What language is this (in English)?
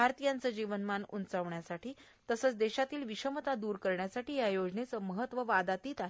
Marathi